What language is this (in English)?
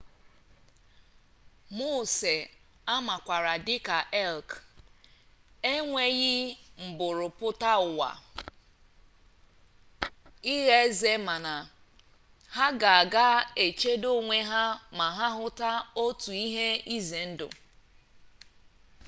Igbo